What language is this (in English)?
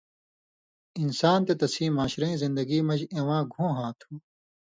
Indus Kohistani